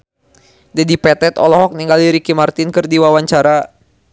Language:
Sundanese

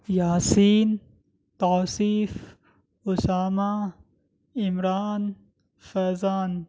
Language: Urdu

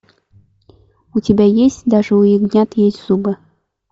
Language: Russian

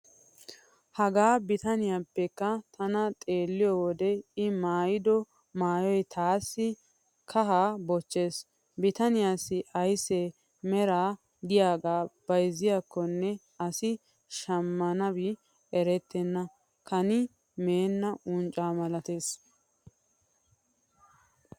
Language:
Wolaytta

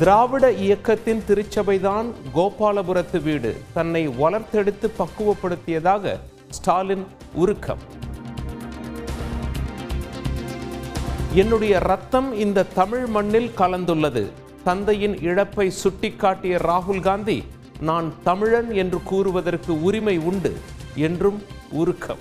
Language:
Tamil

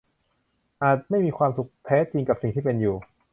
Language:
Thai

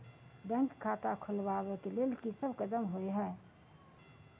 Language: Maithili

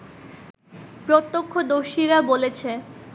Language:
Bangla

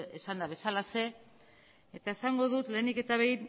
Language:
Basque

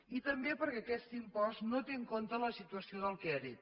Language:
Catalan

